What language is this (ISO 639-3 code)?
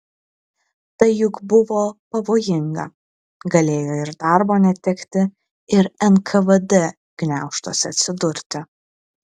lit